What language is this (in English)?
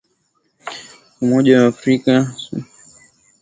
Swahili